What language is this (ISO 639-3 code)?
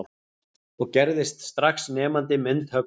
isl